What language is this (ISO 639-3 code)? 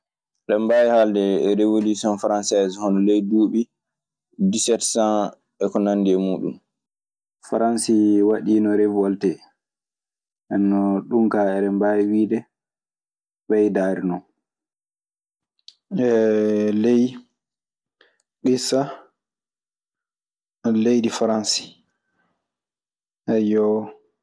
ffm